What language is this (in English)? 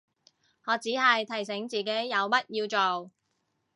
Cantonese